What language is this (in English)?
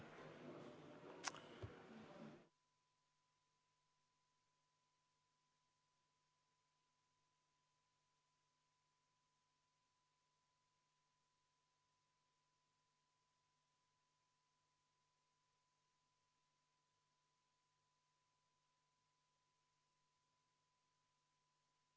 Estonian